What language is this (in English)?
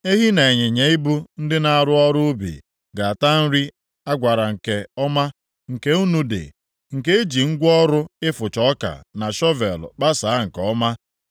Igbo